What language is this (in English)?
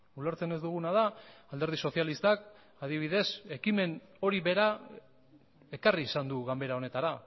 Basque